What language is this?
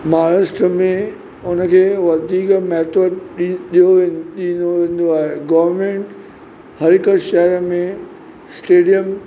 Sindhi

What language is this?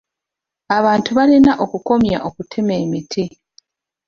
Ganda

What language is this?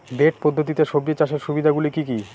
Bangla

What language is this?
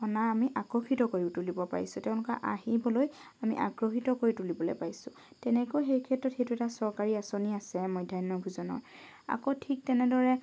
Assamese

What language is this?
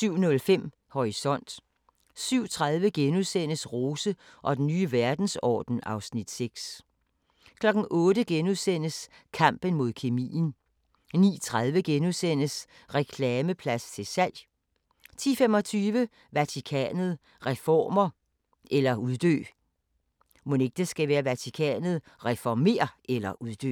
Danish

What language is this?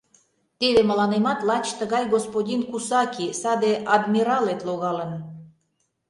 Mari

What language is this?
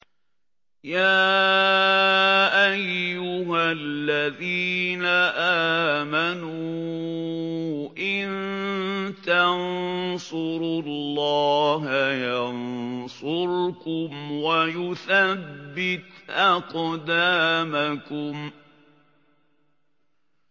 Arabic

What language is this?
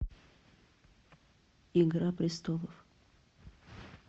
Russian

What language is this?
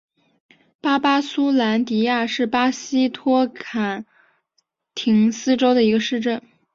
Chinese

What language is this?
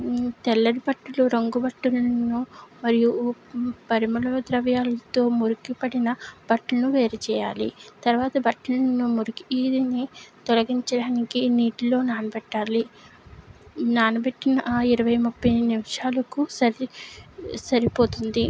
Telugu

